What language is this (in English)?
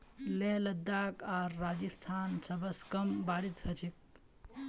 Magahi